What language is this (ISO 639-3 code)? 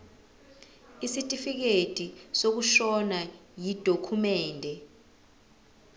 zul